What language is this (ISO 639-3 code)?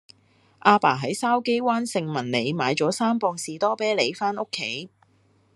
yue